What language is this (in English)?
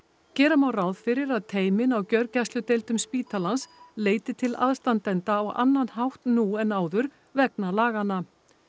Icelandic